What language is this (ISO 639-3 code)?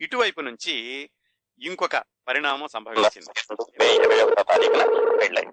tel